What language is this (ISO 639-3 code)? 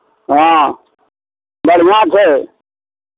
mai